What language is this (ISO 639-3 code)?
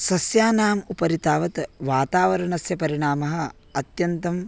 san